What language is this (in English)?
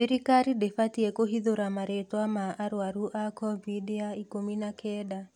Kikuyu